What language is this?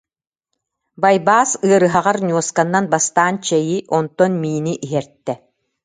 Yakut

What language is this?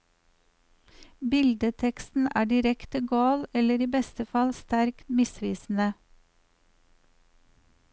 Norwegian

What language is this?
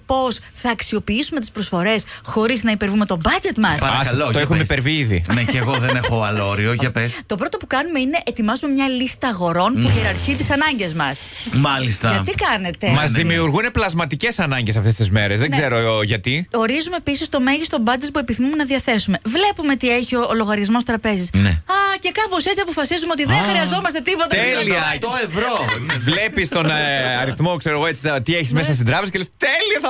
Greek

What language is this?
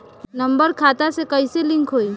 Bhojpuri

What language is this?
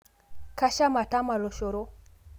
Masai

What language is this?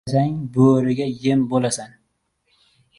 Uzbek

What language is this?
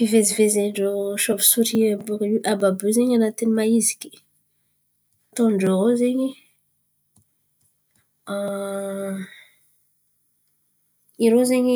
Antankarana Malagasy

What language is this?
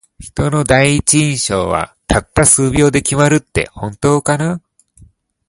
Japanese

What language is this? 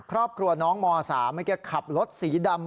Thai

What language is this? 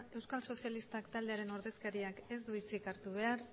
Basque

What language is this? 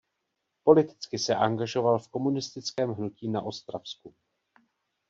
Czech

